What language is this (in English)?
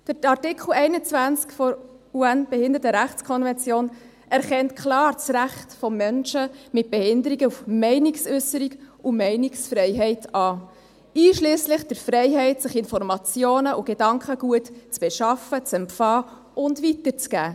Swiss German